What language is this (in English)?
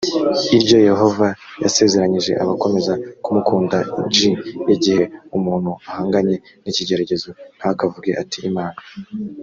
Kinyarwanda